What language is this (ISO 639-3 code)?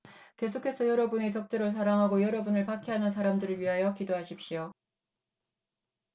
kor